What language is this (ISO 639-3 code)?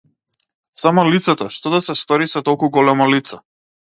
mkd